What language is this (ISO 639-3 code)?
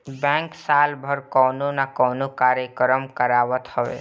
bho